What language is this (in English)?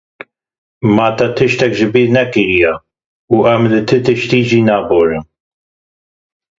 Kurdish